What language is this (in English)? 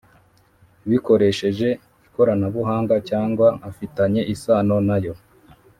Kinyarwanda